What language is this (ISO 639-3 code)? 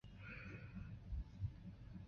zho